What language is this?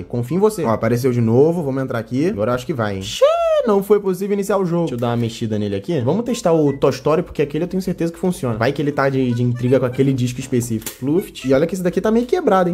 Portuguese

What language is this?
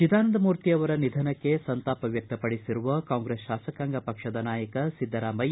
Kannada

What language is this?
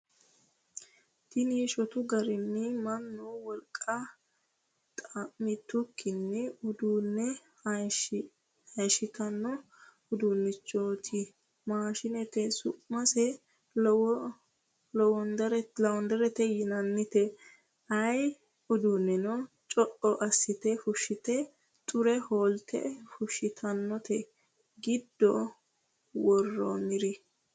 Sidamo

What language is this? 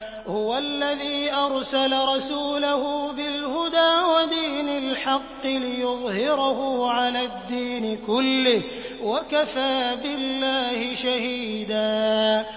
Arabic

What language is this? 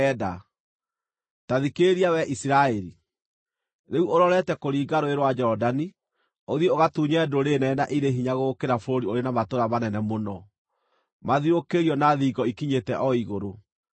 Kikuyu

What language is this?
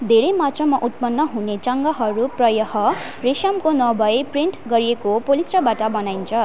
Nepali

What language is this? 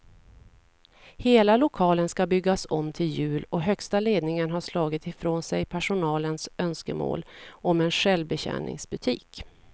Swedish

